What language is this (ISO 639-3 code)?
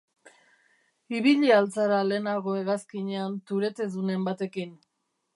eus